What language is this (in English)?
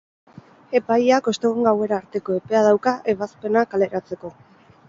Basque